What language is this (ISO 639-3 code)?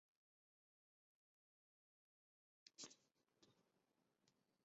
zho